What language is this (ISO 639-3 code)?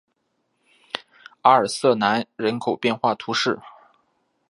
zho